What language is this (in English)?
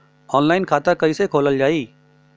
Bhojpuri